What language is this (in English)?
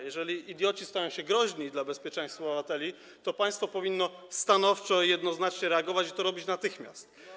Polish